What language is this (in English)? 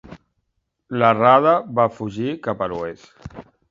Catalan